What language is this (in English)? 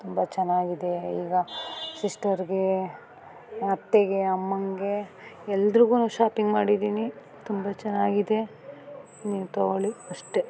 Kannada